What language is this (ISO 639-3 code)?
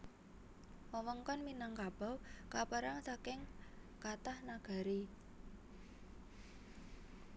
jav